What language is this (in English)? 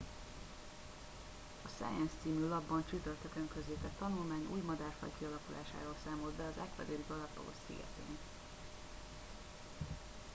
Hungarian